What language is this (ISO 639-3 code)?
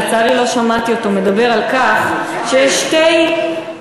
heb